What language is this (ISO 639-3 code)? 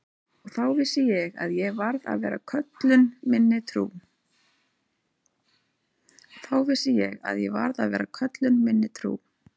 isl